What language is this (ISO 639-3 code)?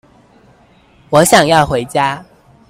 zho